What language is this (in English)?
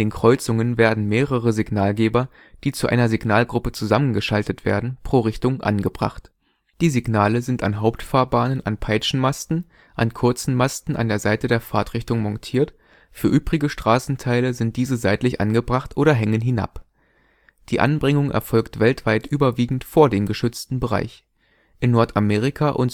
German